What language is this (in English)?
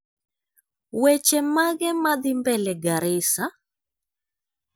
Luo (Kenya and Tanzania)